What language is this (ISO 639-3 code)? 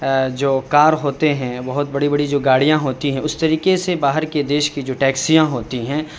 urd